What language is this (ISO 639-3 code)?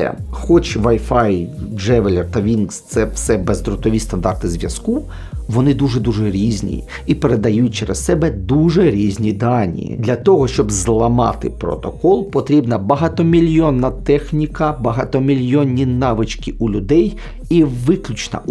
ukr